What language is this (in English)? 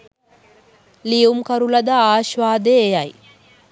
Sinhala